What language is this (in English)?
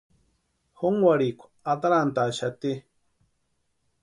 Western Highland Purepecha